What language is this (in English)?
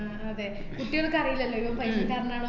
Malayalam